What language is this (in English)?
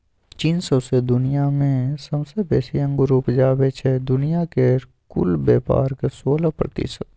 Maithili